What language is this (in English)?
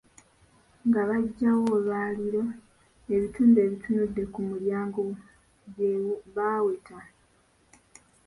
Ganda